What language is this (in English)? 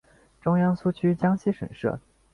Chinese